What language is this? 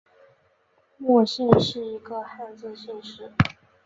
Chinese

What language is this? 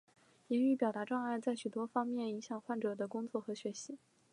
Chinese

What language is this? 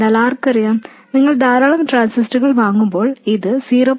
Malayalam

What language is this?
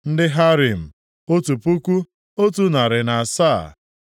Igbo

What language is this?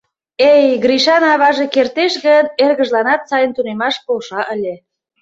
Mari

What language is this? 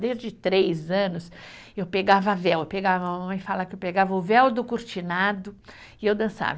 Portuguese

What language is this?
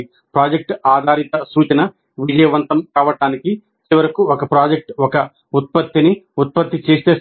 Telugu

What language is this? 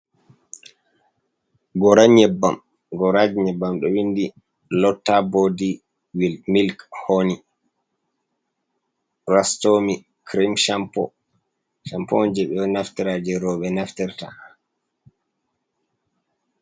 Fula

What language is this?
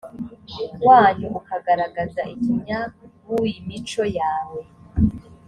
Kinyarwanda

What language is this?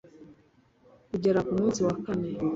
Kinyarwanda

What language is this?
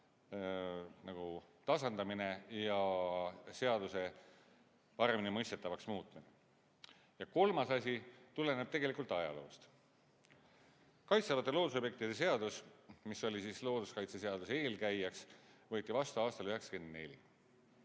Estonian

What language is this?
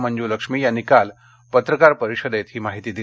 Marathi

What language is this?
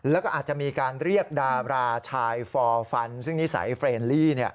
Thai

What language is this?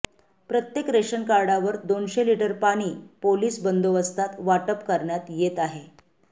Marathi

